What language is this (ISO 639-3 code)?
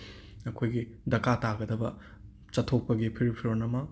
mni